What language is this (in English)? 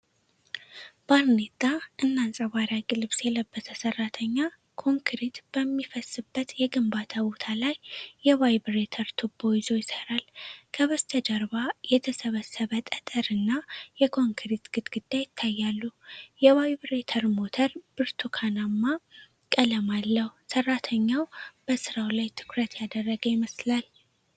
Amharic